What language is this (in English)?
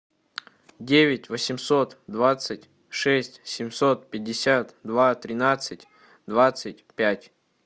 Russian